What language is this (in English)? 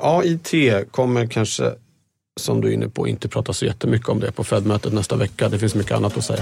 Swedish